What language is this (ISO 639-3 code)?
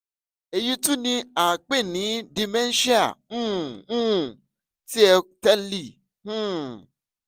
yor